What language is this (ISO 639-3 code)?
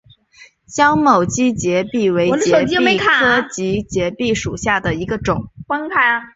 zho